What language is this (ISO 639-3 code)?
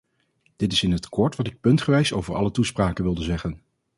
nld